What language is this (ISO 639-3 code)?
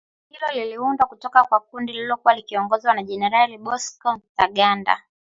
swa